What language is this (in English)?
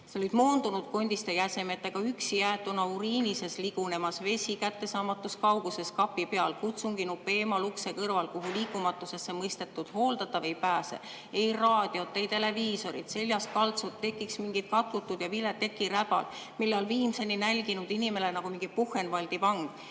Estonian